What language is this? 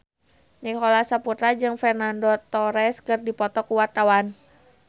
Sundanese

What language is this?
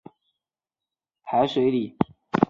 Chinese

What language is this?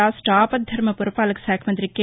Telugu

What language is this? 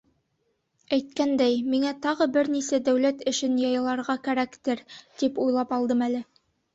Bashkir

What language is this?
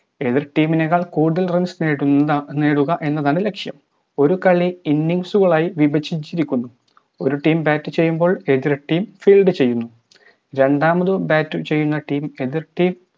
Malayalam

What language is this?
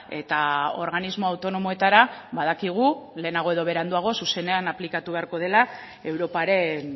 Basque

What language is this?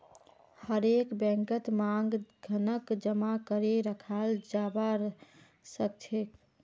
Magahi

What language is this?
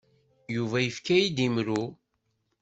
Kabyle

